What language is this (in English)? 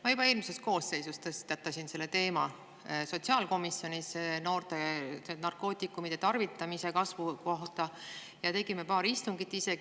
Estonian